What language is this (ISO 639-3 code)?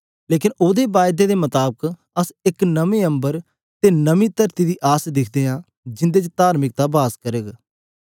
doi